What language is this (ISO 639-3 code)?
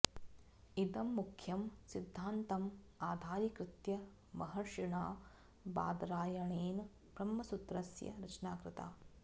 san